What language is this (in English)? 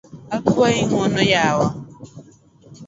Luo (Kenya and Tanzania)